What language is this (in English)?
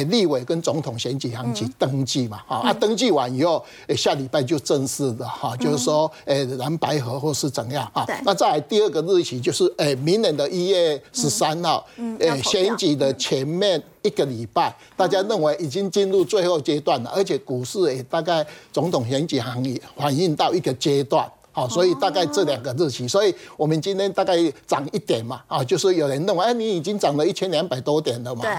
Chinese